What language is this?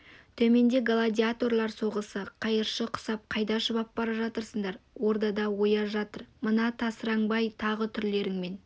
Kazakh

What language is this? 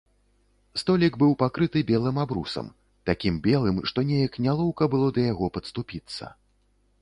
Belarusian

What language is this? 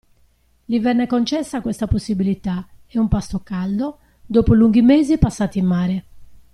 Italian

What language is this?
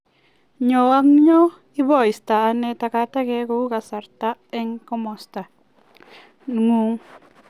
Kalenjin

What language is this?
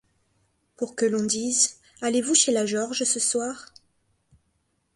French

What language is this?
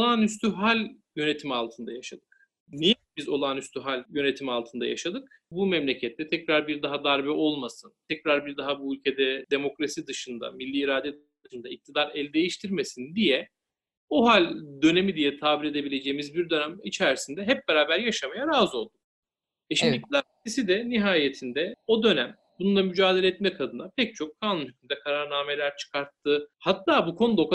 Turkish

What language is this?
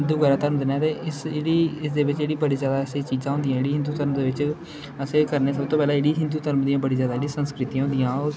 Dogri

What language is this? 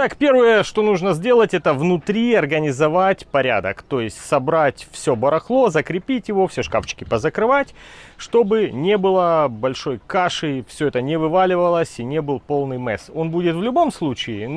Russian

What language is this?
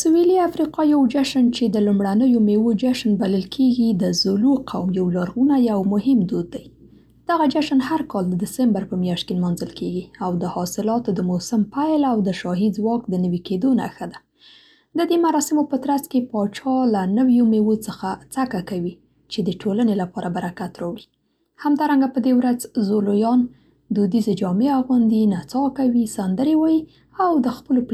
Central Pashto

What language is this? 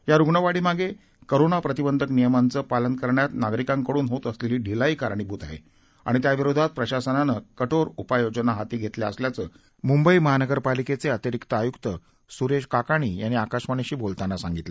Marathi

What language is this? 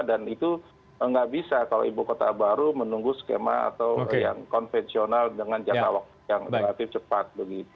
Indonesian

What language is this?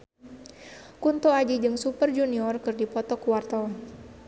Sundanese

